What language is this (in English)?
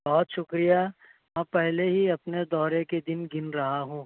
Urdu